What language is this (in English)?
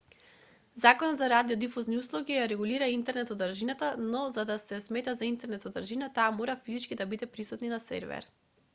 Macedonian